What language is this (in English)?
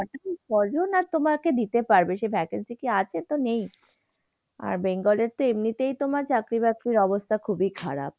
Bangla